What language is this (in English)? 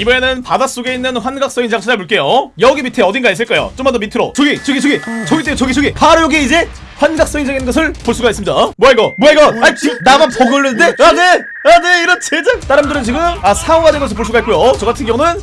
Korean